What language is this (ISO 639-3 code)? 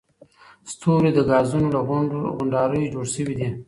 pus